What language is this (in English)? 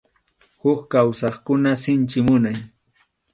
Arequipa-La Unión Quechua